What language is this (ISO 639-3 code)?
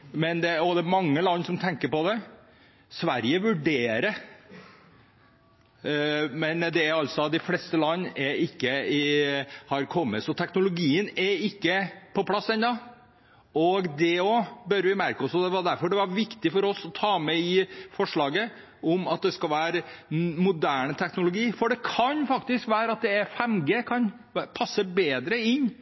nob